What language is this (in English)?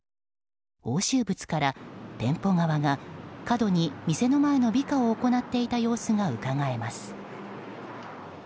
Japanese